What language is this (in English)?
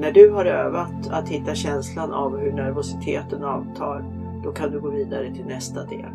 Swedish